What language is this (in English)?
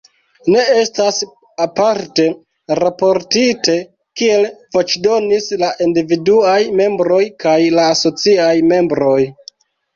Esperanto